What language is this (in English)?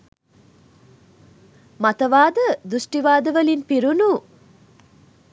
Sinhala